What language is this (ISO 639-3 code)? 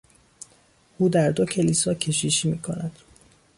fas